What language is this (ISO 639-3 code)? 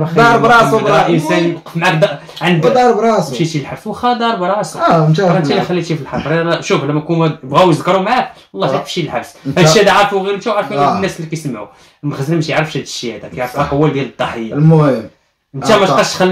ara